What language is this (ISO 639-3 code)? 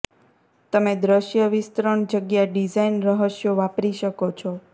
guj